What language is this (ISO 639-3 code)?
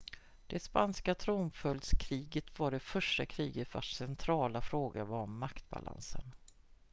swe